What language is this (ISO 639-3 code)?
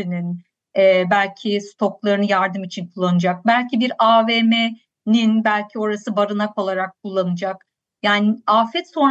tur